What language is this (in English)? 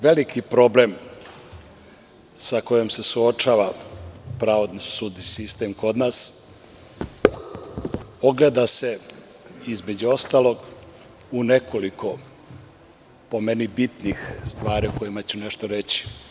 Serbian